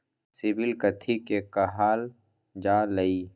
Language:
Magahi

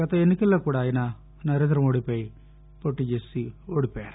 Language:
Telugu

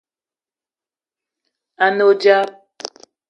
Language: Eton (Cameroon)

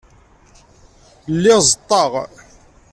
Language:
Kabyle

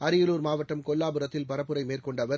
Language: Tamil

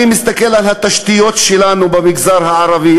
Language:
Hebrew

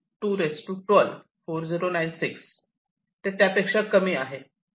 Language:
Marathi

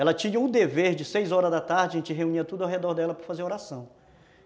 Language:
Portuguese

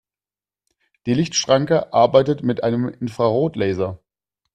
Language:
German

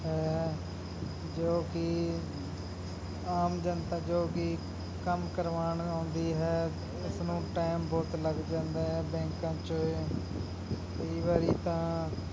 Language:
Punjabi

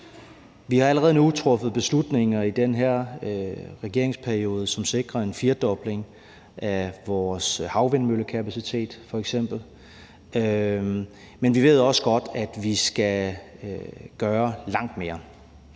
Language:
Danish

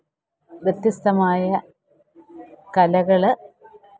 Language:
Malayalam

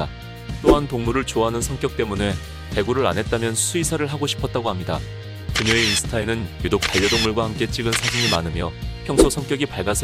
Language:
Korean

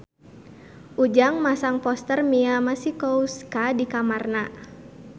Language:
Sundanese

